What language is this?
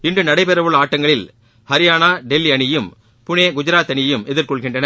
Tamil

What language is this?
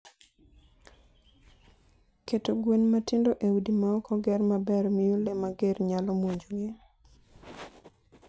Luo (Kenya and Tanzania)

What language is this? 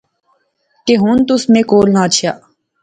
Pahari-Potwari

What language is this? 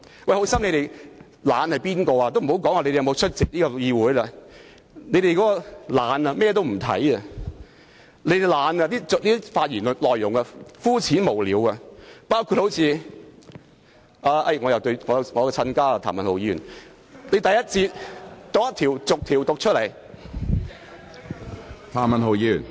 Cantonese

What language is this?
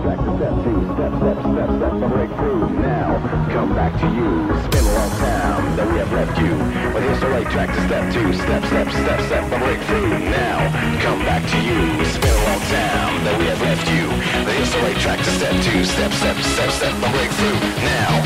English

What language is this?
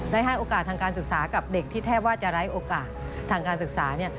Thai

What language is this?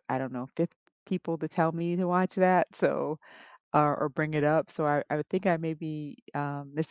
English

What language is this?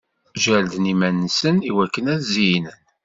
Kabyle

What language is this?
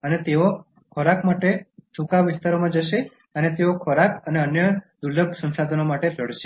Gujarati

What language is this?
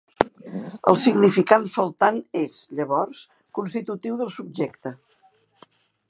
Catalan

